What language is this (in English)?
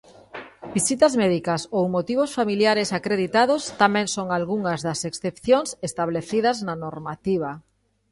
Galician